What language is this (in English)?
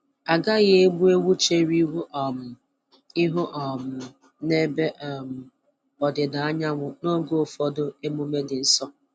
Igbo